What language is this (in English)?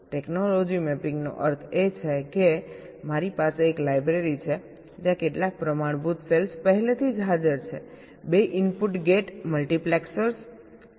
Gujarati